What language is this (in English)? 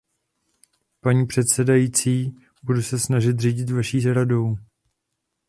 Czech